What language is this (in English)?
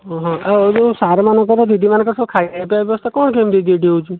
Odia